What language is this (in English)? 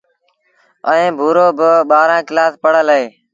Sindhi Bhil